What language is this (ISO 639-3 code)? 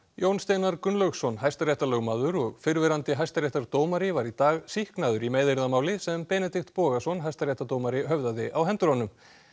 isl